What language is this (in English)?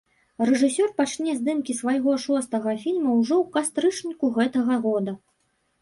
Belarusian